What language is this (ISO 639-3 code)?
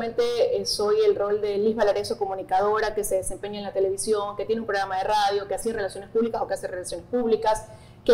spa